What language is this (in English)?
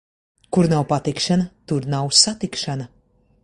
Latvian